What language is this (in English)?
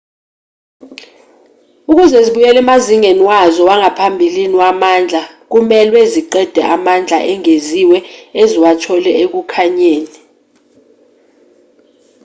Zulu